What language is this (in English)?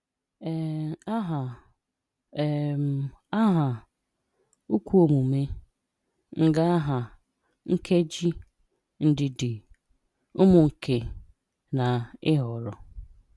Igbo